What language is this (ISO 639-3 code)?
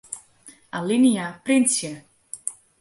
fry